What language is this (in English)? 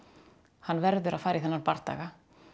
Icelandic